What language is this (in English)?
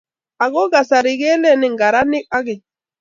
Kalenjin